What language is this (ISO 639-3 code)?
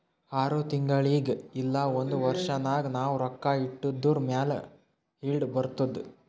kan